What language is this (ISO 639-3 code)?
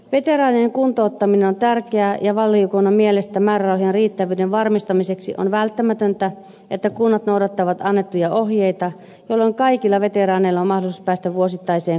fin